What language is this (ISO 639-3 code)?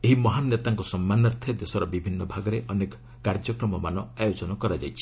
ori